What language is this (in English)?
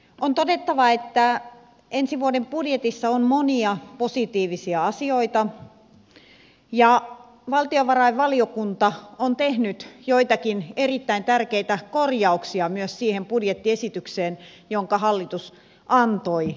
Finnish